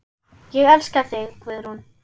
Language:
Icelandic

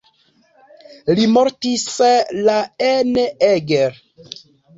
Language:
Esperanto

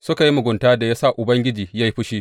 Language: Hausa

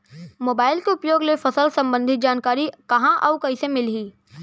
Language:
Chhattisgarhi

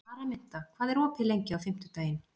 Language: Icelandic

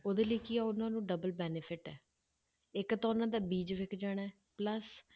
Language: Punjabi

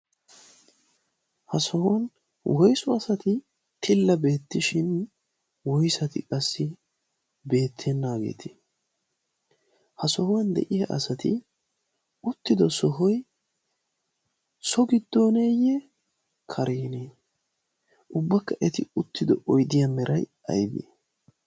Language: Wolaytta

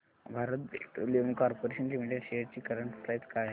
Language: Marathi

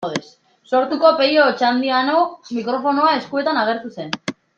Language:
Basque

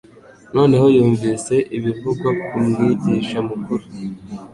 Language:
Kinyarwanda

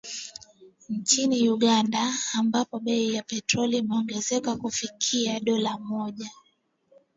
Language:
Swahili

